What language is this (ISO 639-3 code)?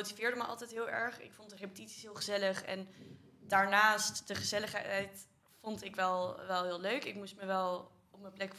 nld